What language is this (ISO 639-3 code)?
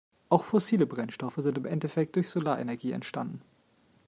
deu